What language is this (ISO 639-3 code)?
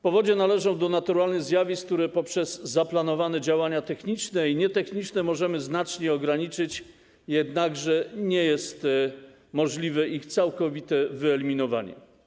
pol